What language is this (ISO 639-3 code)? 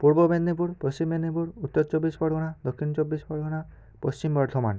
ben